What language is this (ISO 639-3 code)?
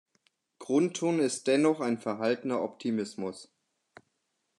deu